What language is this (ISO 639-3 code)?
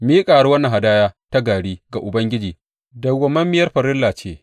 hau